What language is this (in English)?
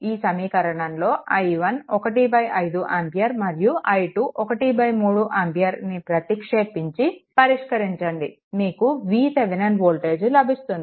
Telugu